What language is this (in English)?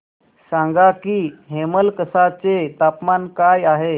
Marathi